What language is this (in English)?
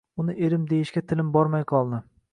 Uzbek